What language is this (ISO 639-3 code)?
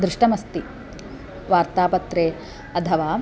san